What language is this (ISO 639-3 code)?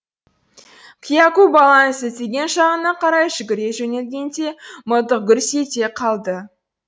kaz